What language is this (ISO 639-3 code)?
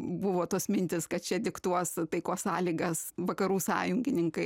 lit